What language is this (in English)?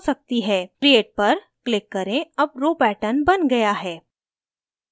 Hindi